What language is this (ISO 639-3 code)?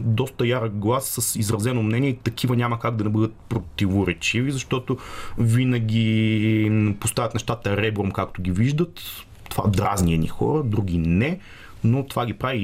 bul